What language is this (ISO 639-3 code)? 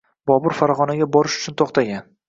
uzb